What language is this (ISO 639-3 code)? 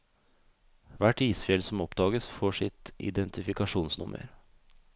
nor